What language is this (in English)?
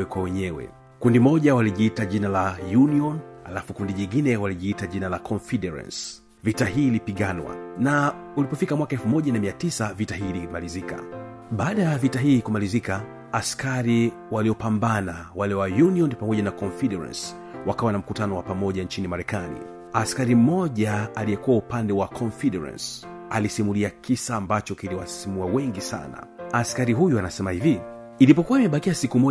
Swahili